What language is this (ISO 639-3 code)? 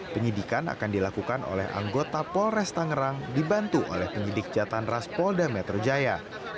ind